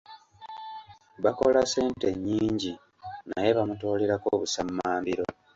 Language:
Ganda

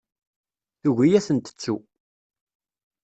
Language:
Kabyle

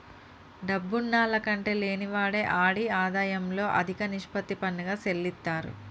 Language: Telugu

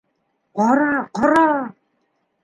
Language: Bashkir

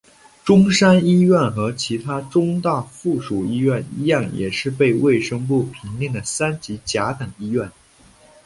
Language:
Chinese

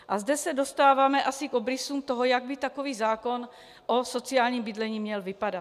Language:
Czech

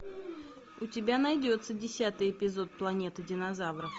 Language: Russian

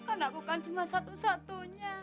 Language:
Indonesian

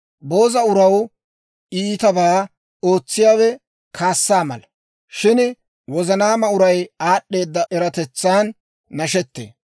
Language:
Dawro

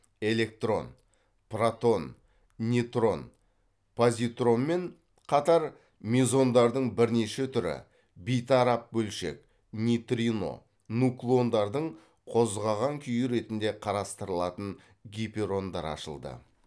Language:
Kazakh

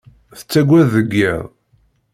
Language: Kabyle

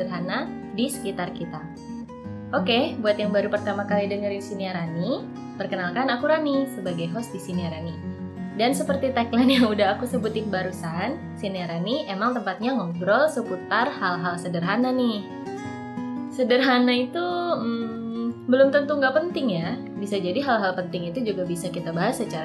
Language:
Indonesian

